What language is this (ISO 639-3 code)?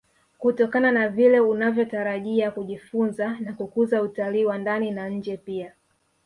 swa